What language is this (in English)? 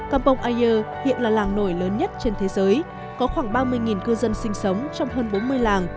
Vietnamese